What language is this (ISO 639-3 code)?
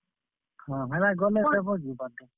ori